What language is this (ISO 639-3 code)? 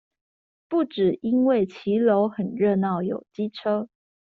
zho